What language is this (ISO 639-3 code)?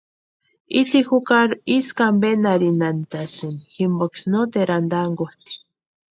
pua